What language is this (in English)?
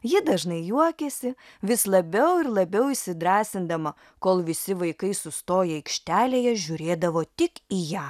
Lithuanian